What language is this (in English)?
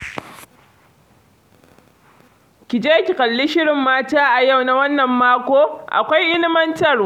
Hausa